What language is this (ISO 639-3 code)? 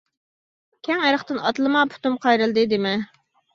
uig